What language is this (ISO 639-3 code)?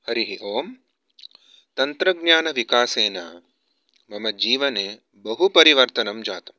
san